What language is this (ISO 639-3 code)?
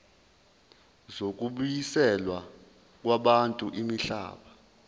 zul